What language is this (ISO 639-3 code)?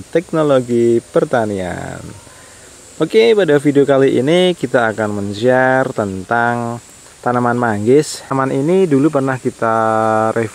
ind